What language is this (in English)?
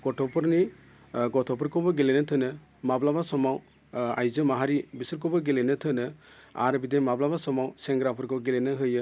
Bodo